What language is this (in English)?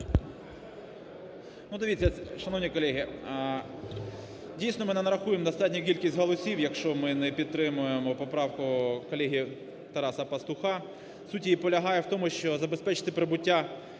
Ukrainian